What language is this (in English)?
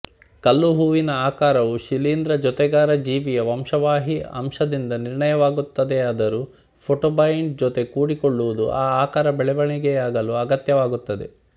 Kannada